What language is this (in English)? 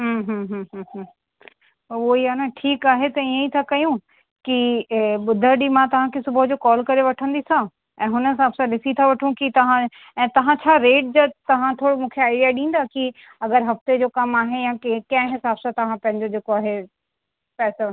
Sindhi